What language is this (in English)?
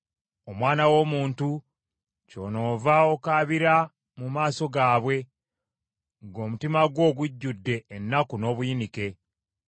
Ganda